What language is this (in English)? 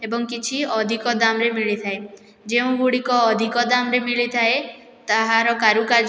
Odia